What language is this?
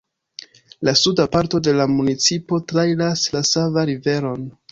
Esperanto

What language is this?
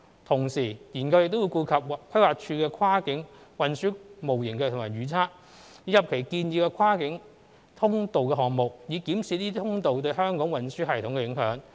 Cantonese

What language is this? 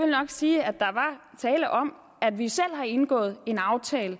Danish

